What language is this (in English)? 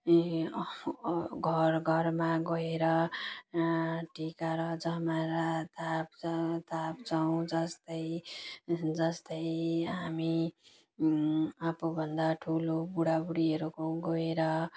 Nepali